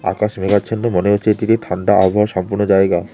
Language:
Bangla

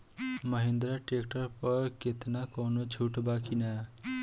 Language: Bhojpuri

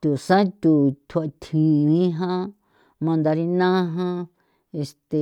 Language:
San Felipe Otlaltepec Popoloca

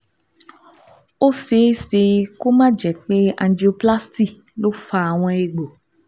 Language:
Yoruba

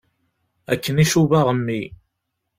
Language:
Kabyle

